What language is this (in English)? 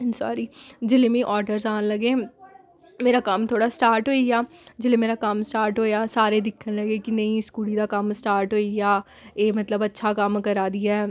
Dogri